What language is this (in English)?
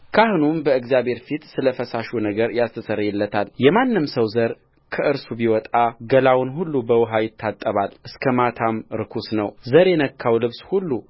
Amharic